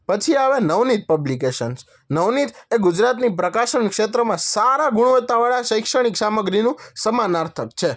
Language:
Gujarati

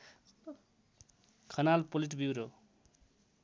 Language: Nepali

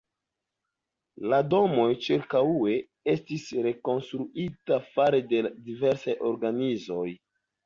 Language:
Esperanto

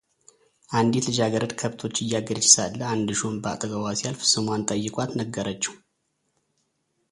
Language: Amharic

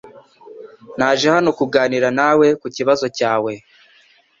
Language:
Kinyarwanda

